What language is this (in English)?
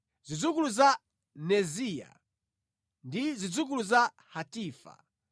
Nyanja